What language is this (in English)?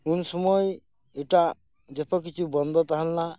Santali